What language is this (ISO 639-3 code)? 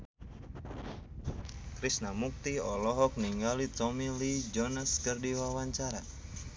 sun